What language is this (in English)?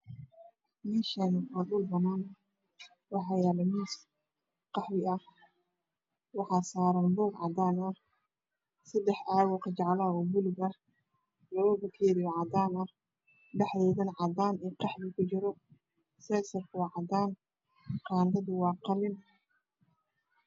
Somali